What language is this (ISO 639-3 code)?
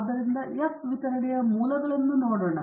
kan